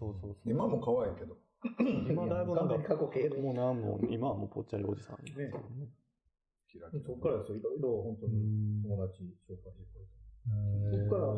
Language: Japanese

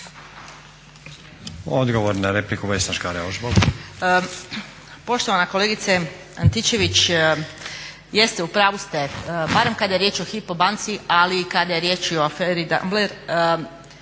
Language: Croatian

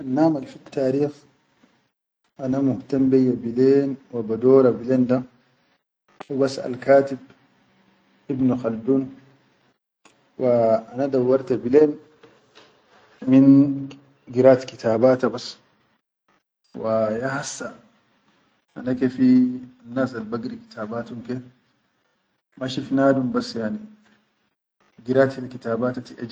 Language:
Chadian Arabic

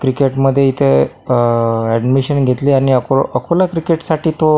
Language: Marathi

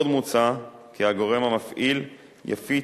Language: Hebrew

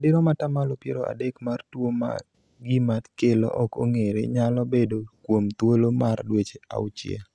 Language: Luo (Kenya and Tanzania)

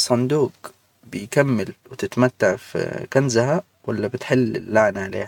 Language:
Hijazi Arabic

